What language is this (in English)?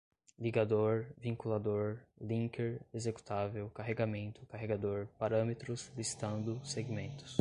Portuguese